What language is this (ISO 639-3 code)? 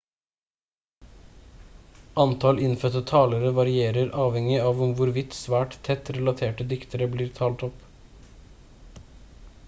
nob